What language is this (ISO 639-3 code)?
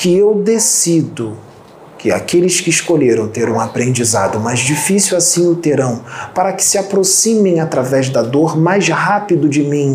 por